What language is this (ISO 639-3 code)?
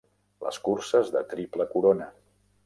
cat